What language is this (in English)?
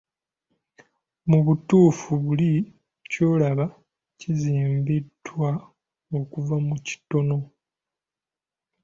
Ganda